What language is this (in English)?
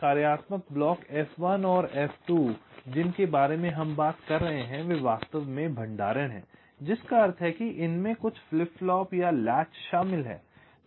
Hindi